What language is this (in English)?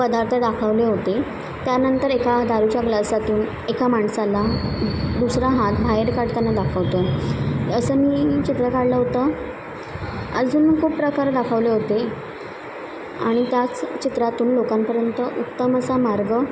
Marathi